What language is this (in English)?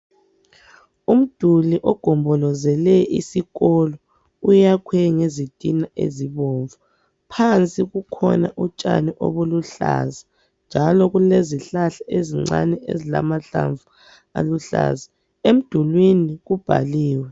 North Ndebele